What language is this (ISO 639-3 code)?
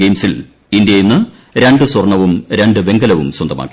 mal